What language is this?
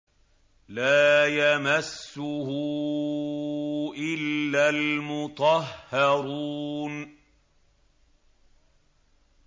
Arabic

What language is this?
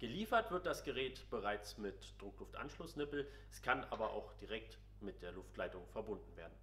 German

